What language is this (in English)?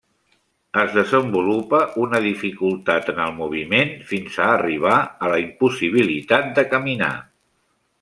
Catalan